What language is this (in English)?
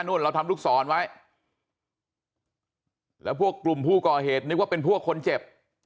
Thai